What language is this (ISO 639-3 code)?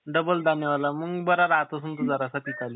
mar